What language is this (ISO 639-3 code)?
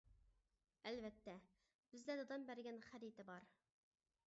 uig